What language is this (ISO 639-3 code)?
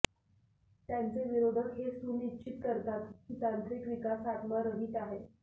mar